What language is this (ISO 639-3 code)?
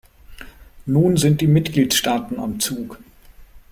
deu